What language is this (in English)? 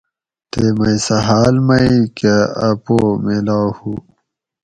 Gawri